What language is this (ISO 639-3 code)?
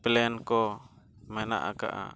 sat